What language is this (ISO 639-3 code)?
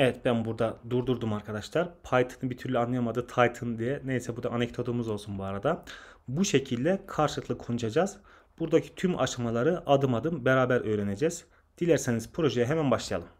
tur